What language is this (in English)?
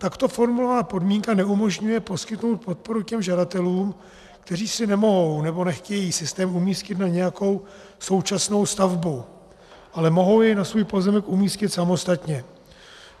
Czech